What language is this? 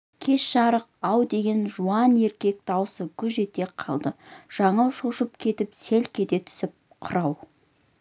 Kazakh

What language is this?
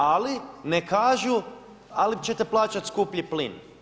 Croatian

